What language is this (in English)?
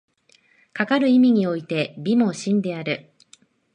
Japanese